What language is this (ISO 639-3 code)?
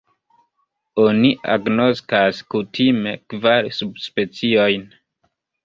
epo